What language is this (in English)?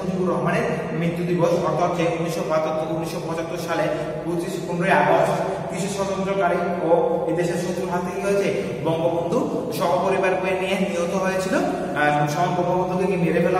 Indonesian